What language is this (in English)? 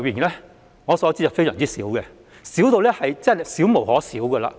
Cantonese